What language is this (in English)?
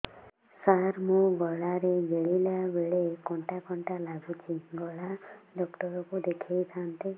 Odia